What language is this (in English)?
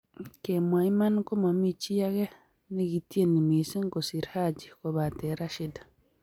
Kalenjin